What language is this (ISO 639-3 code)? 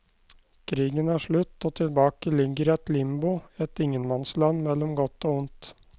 nor